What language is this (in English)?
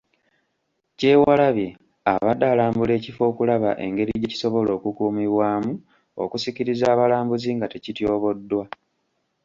Ganda